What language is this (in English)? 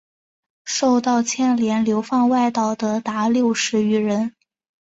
Chinese